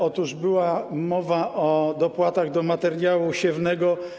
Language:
Polish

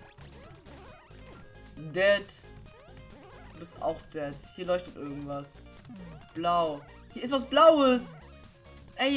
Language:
German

